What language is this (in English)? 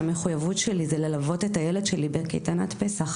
Hebrew